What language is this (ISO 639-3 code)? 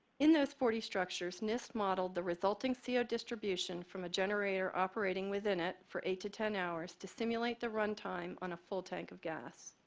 eng